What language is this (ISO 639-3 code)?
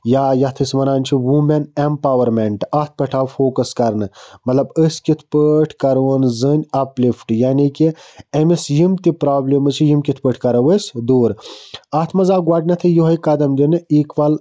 kas